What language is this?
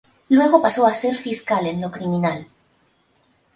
Spanish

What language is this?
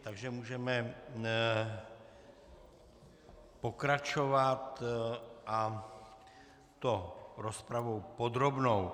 Czech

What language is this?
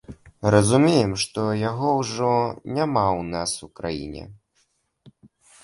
Belarusian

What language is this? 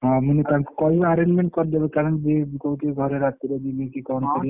Odia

